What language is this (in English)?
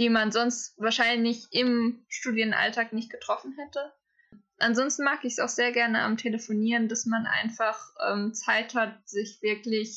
German